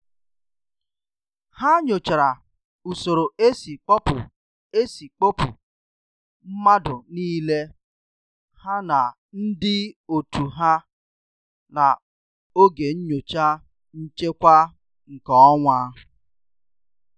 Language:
Igbo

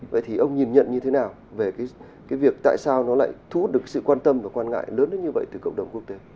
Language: Vietnamese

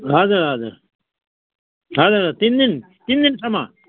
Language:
Nepali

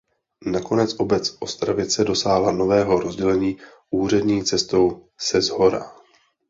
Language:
Czech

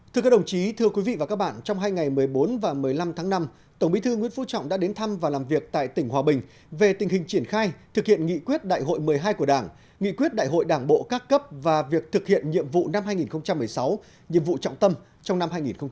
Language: Vietnamese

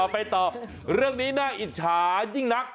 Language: Thai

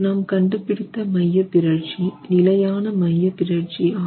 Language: Tamil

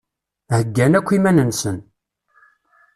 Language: Kabyle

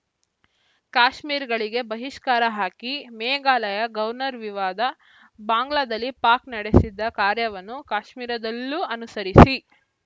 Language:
Kannada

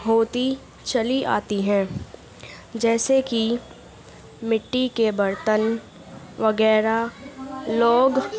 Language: Urdu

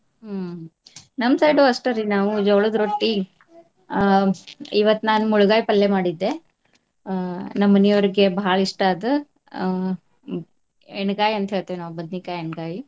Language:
Kannada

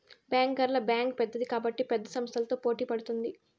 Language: Telugu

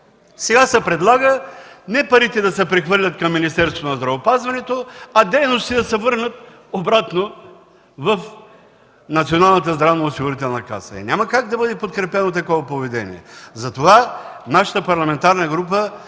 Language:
Bulgarian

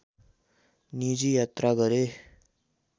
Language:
Nepali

